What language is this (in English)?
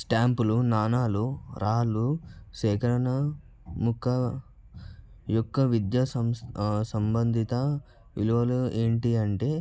Telugu